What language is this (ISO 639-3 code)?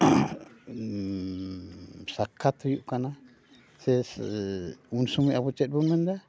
sat